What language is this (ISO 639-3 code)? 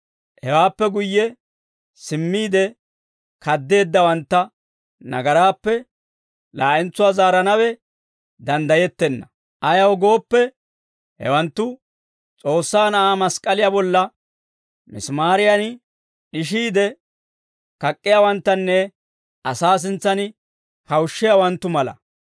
dwr